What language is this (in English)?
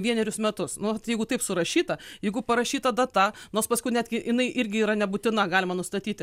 Lithuanian